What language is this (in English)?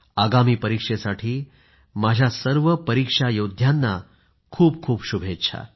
Marathi